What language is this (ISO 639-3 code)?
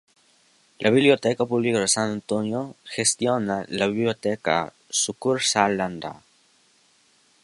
spa